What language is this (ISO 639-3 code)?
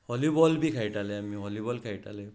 kok